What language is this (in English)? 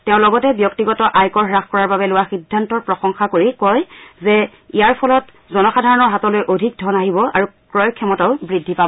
Assamese